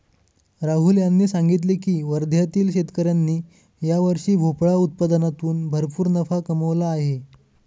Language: Marathi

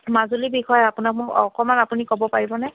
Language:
Assamese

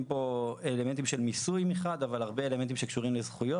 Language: Hebrew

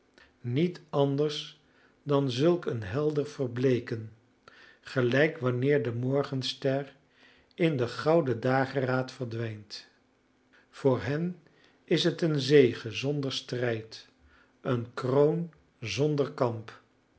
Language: Dutch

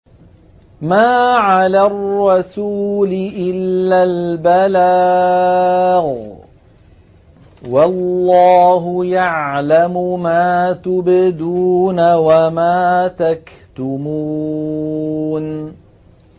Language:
Arabic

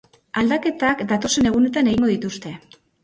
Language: Basque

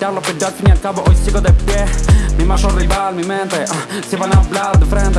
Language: Italian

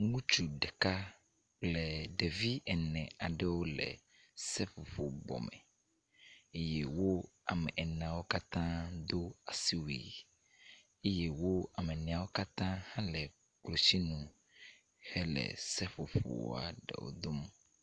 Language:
Ewe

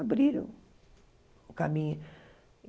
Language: Portuguese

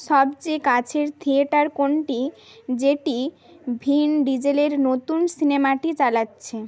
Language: Bangla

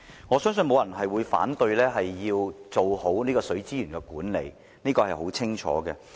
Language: Cantonese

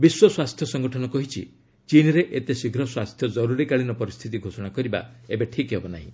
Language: Odia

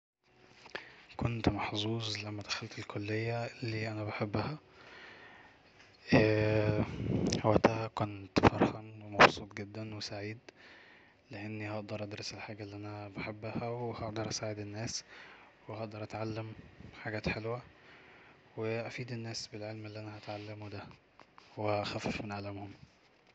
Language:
Egyptian Arabic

